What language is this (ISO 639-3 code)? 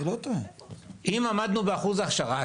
heb